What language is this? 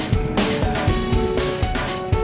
Indonesian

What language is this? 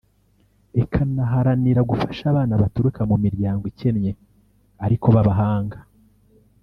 Kinyarwanda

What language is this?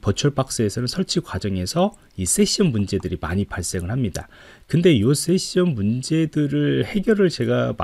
Korean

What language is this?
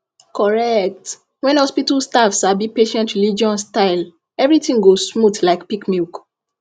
Nigerian Pidgin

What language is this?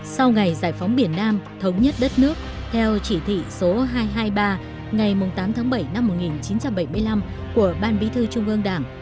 Vietnamese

